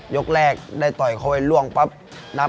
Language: Thai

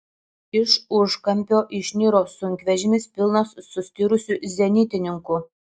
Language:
Lithuanian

